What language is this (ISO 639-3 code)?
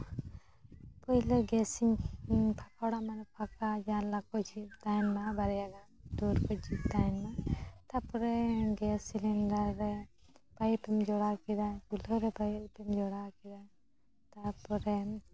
sat